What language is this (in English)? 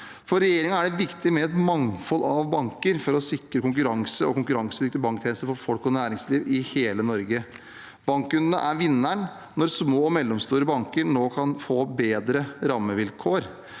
Norwegian